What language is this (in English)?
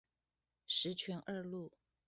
Chinese